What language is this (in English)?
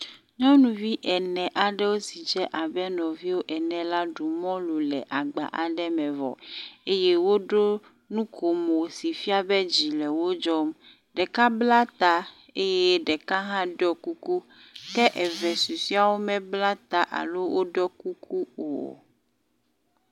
Ewe